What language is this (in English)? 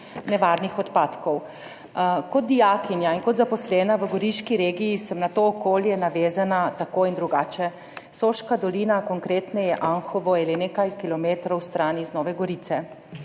Slovenian